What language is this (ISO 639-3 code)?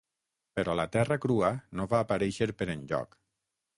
cat